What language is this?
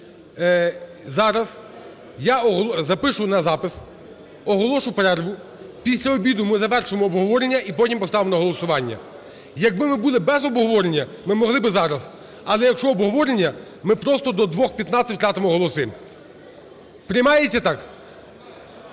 Ukrainian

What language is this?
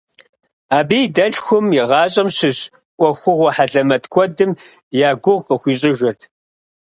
Kabardian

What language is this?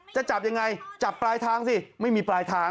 Thai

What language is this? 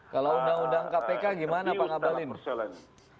Indonesian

